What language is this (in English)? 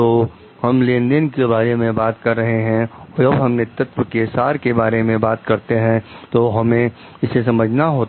Hindi